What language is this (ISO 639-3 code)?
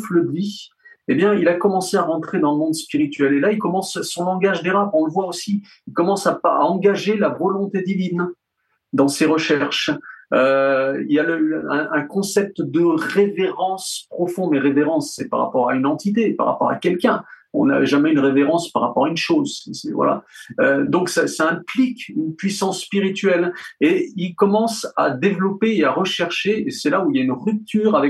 fra